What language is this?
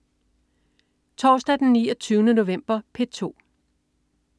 Danish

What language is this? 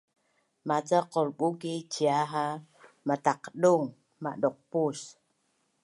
Bunun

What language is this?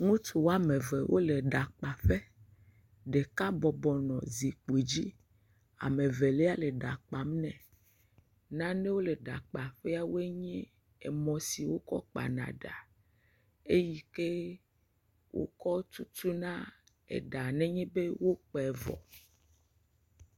Ewe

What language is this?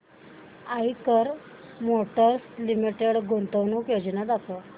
Marathi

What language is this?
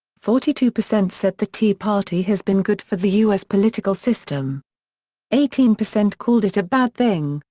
English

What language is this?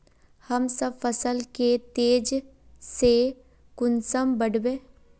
Magahi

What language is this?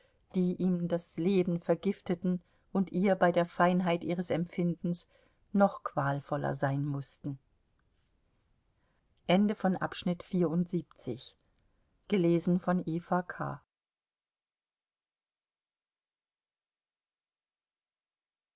German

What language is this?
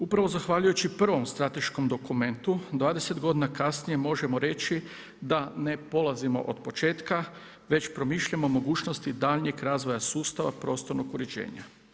Croatian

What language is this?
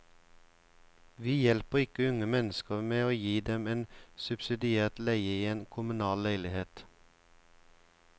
Norwegian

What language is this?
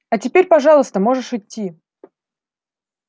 Russian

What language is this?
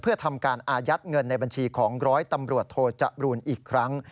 Thai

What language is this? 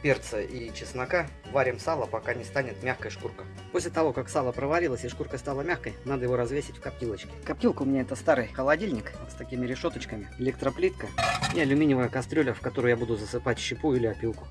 Russian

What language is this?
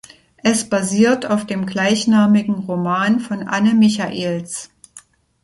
German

